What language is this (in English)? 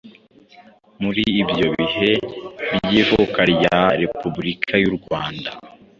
Kinyarwanda